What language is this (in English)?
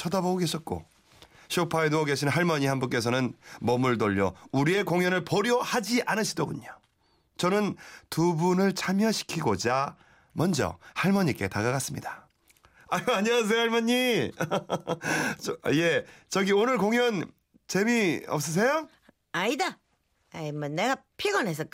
Korean